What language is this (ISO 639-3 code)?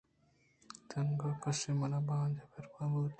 bgp